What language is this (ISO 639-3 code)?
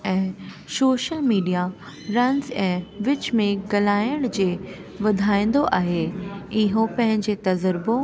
snd